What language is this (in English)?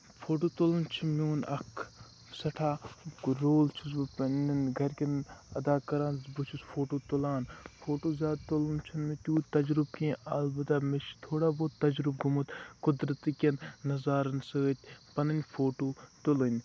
Kashmiri